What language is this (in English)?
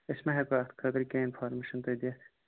Kashmiri